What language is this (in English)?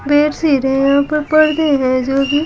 Hindi